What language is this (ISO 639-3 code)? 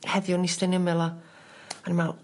cym